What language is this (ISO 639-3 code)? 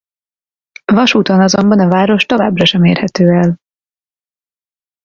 hun